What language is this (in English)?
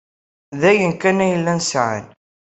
Kabyle